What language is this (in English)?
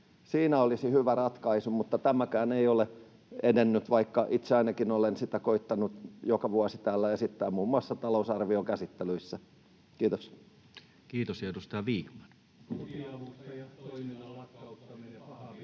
Finnish